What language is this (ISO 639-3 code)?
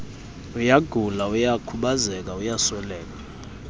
xho